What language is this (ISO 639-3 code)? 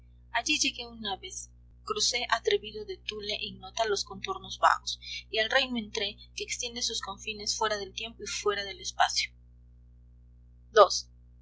spa